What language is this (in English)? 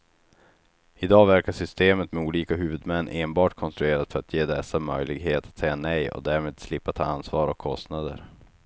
Swedish